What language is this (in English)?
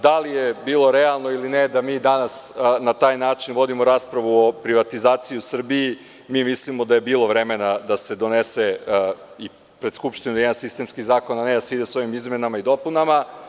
Serbian